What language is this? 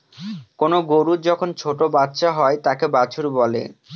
Bangla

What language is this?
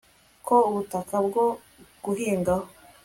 Kinyarwanda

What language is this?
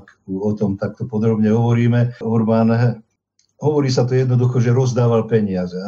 Slovak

